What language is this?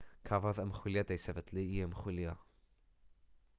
Welsh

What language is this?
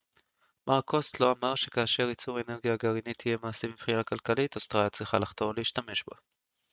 Hebrew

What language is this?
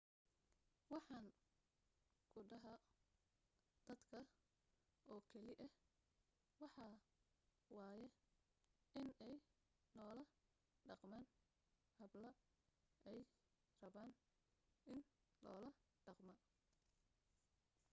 Somali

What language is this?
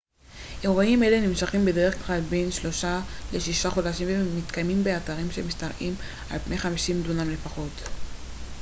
Hebrew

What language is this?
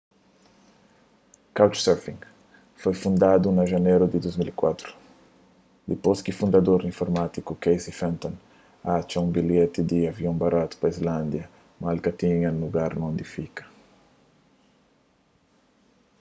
Kabuverdianu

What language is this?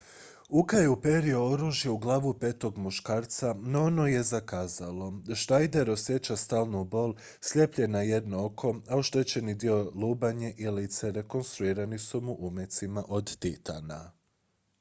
Croatian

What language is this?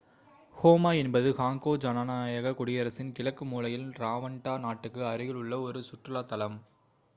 Tamil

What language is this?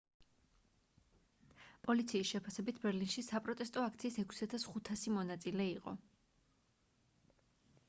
Georgian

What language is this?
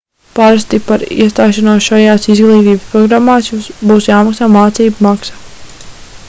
Latvian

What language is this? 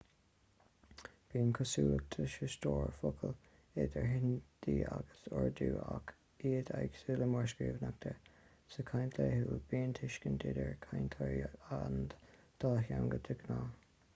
Irish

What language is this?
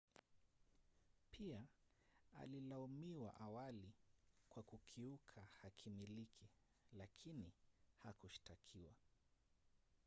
Swahili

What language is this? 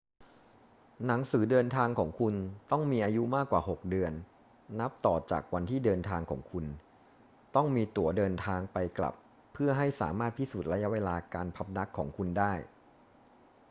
Thai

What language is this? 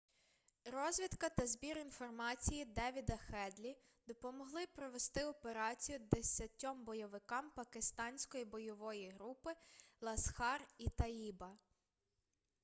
Ukrainian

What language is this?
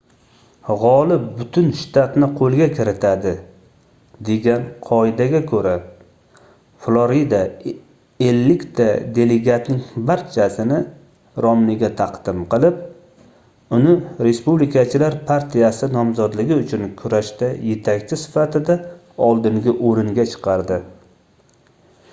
Uzbek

